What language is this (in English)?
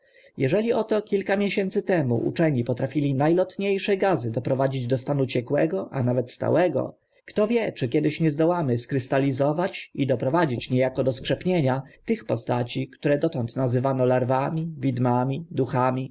Polish